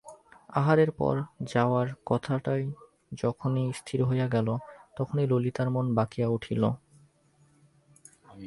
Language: Bangla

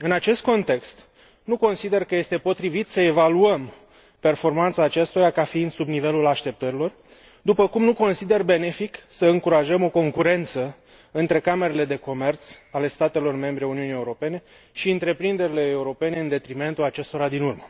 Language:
Romanian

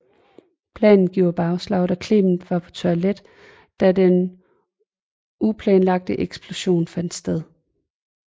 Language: Danish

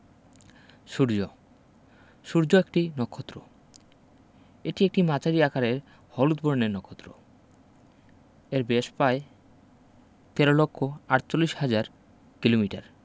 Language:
Bangla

